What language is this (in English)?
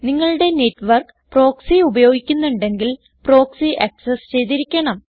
Malayalam